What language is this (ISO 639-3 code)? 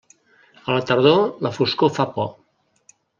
cat